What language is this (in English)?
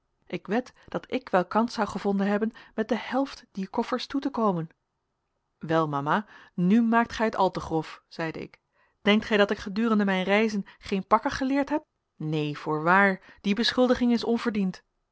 Dutch